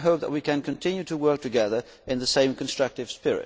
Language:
English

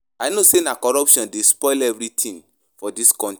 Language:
Nigerian Pidgin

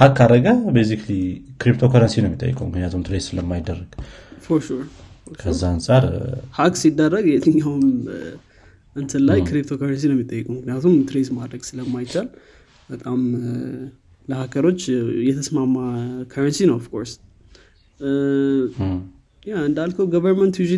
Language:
Amharic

